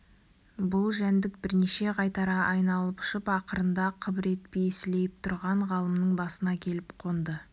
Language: Kazakh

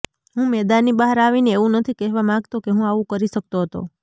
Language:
Gujarati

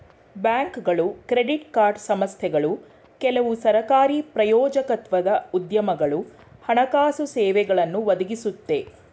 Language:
Kannada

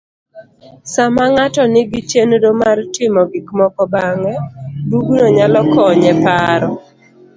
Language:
Luo (Kenya and Tanzania)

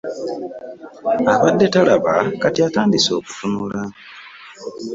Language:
Ganda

